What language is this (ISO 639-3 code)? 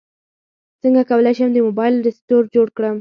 pus